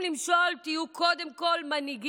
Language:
Hebrew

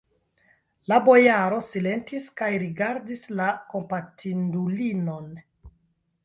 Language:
Esperanto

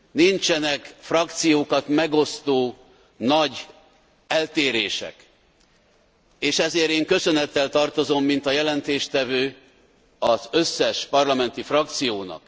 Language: Hungarian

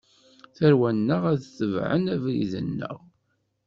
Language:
Kabyle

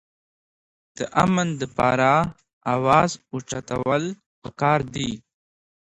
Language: Pashto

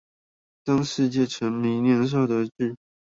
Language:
Chinese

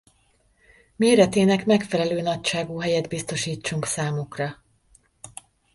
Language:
Hungarian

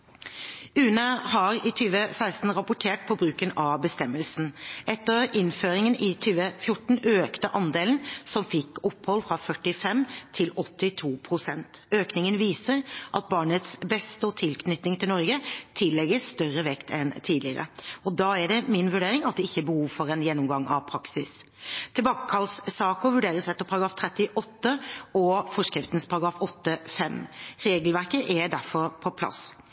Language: Norwegian Bokmål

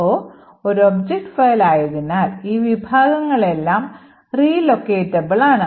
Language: Malayalam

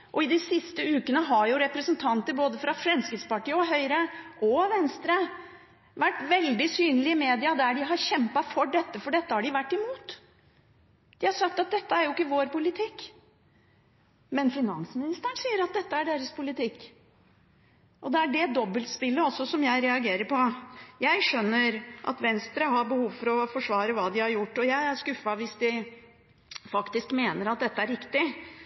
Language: Norwegian Bokmål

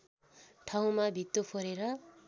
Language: Nepali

